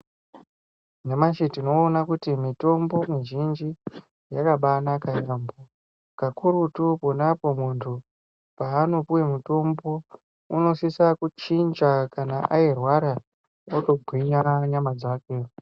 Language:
Ndau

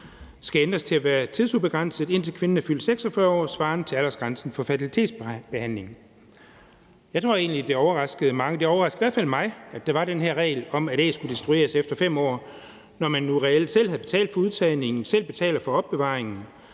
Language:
Danish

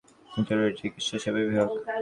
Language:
Bangla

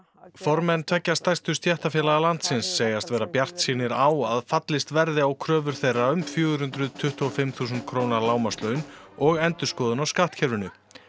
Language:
Icelandic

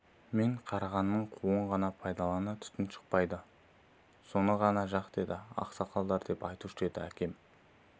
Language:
Kazakh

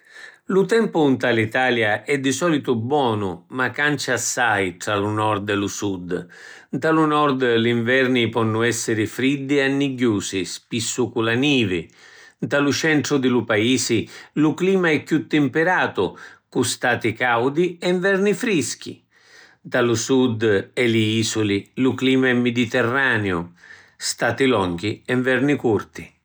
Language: Sicilian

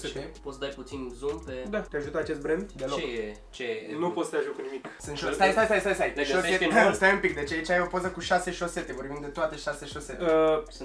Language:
Romanian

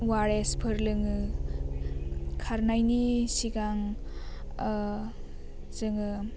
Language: Bodo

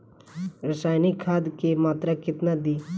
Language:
Bhojpuri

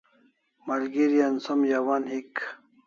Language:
Kalasha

